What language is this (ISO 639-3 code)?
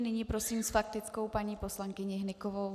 ces